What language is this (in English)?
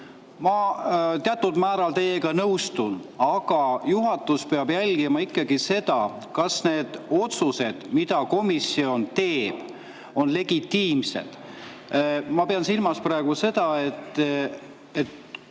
Estonian